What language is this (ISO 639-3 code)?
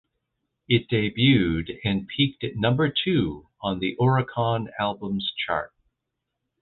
eng